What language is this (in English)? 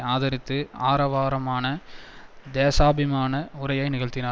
Tamil